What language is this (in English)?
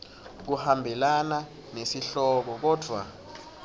Swati